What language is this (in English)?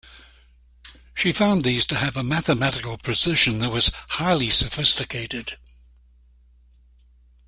English